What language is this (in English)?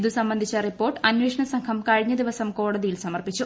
Malayalam